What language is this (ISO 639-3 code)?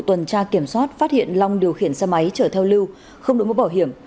vie